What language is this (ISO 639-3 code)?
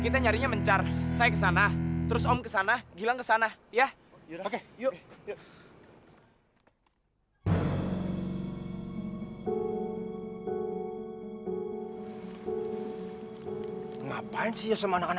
ind